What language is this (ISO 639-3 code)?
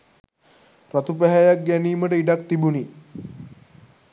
sin